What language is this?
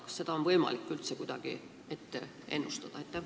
Estonian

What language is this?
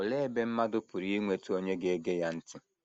Igbo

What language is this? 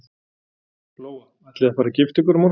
Icelandic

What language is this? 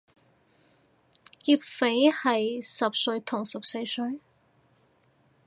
Cantonese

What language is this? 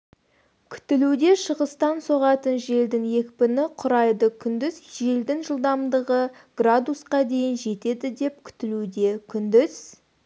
Kazakh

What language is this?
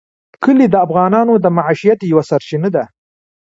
Pashto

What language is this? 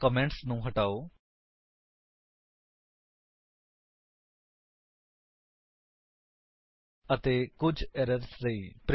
Punjabi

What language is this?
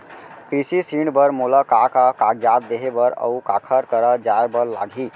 Chhattisgarhi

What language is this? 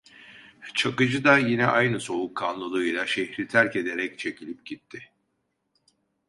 Turkish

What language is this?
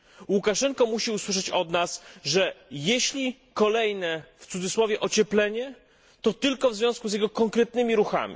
Polish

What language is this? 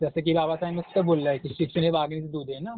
Marathi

